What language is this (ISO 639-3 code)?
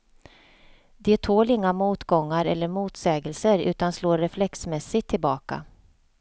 swe